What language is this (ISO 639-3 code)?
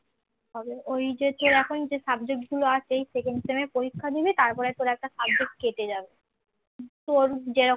ben